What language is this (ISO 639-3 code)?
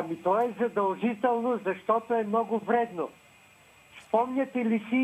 bul